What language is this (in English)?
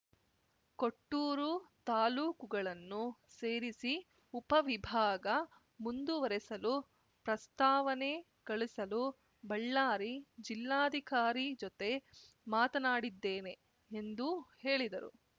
Kannada